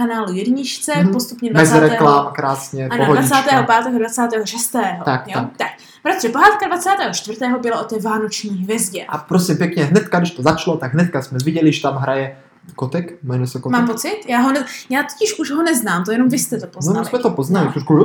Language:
Czech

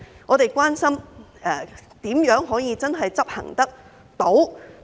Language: Cantonese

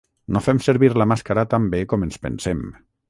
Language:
Catalan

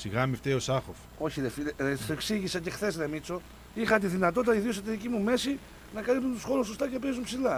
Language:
Greek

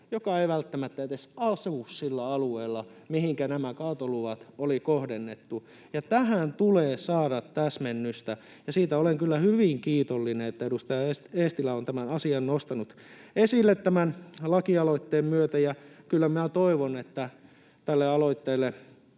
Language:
Finnish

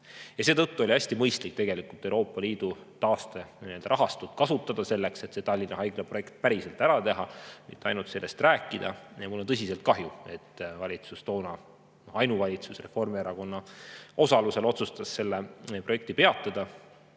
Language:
Estonian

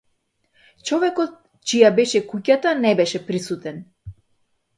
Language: Macedonian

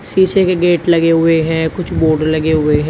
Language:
Hindi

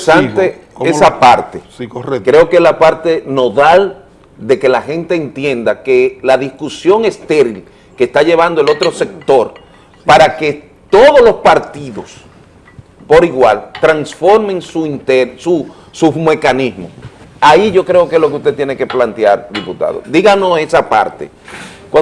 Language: Spanish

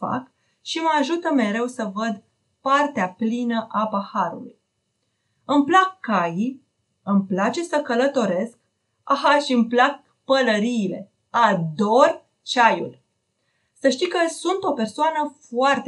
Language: Romanian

